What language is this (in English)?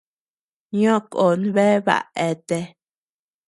Tepeuxila Cuicatec